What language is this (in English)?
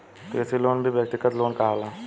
Bhojpuri